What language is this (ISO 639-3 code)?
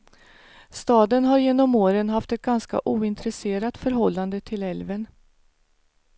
swe